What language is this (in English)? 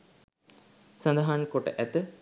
Sinhala